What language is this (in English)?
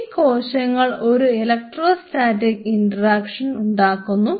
Malayalam